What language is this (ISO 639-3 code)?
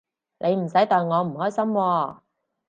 yue